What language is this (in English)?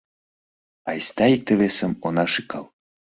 Mari